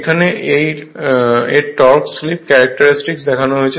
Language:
Bangla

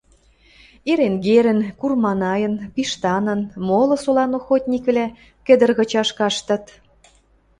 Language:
Western Mari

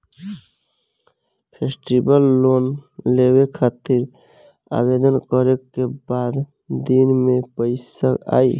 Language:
Bhojpuri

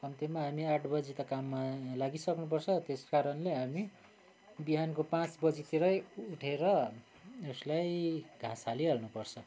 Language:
Nepali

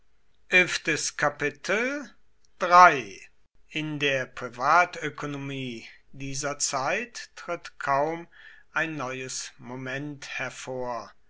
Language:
German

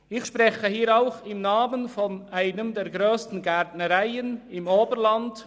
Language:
Swiss German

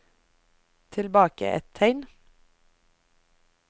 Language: Norwegian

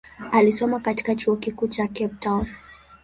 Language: Swahili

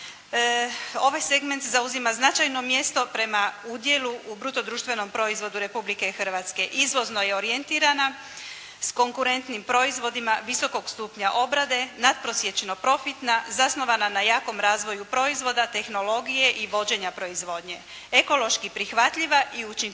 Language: Croatian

